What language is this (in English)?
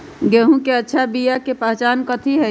Magahi